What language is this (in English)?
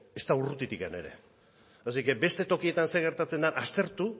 Basque